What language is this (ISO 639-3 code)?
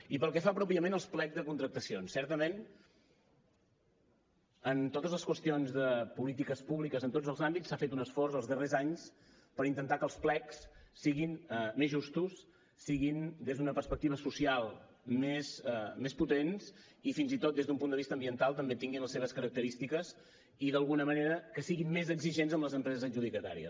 cat